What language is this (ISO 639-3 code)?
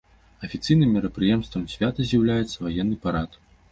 bel